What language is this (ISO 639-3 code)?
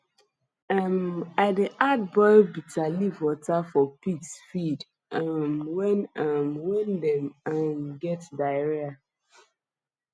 pcm